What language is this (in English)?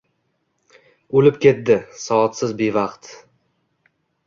Uzbek